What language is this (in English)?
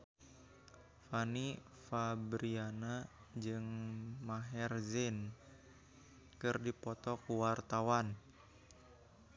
Sundanese